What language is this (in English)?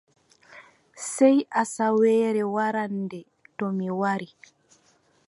Adamawa Fulfulde